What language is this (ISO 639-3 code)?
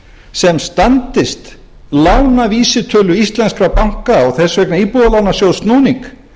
isl